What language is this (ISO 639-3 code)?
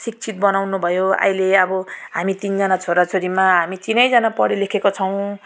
nep